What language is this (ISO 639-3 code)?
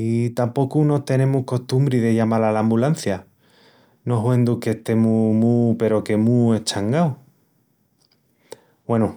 ext